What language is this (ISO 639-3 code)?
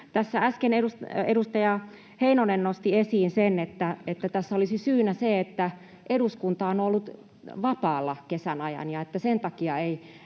fin